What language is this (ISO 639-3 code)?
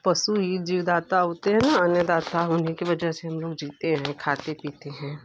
hin